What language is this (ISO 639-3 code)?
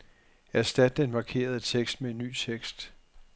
dan